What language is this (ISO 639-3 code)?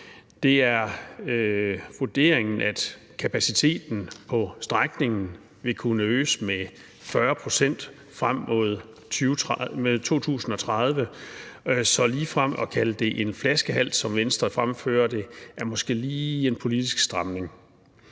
dan